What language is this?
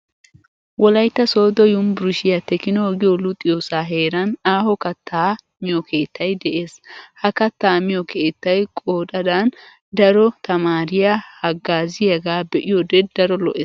Wolaytta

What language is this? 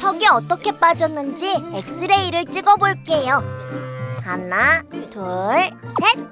Korean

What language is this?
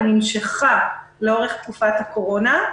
Hebrew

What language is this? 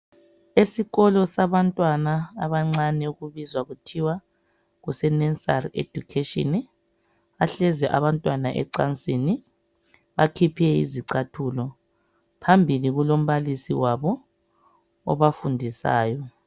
North Ndebele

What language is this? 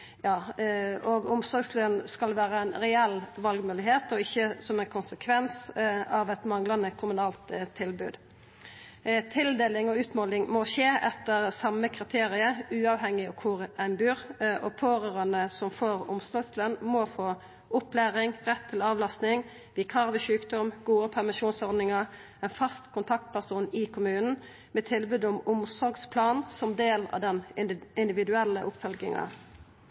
Norwegian Nynorsk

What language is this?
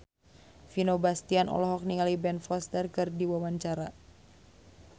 Sundanese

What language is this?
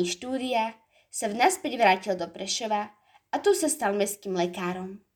Slovak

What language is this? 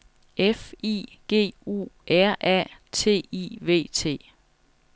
Danish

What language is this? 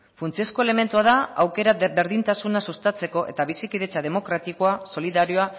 Basque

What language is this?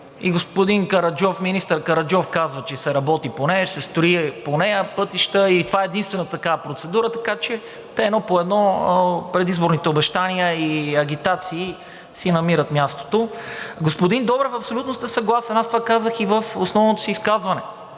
Bulgarian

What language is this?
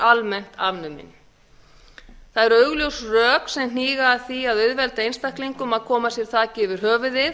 Icelandic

